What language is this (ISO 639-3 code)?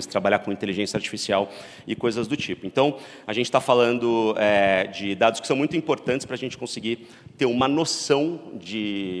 por